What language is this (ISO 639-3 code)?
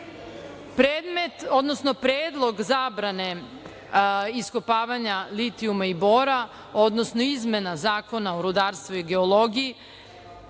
srp